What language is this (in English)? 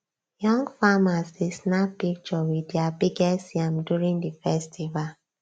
Nigerian Pidgin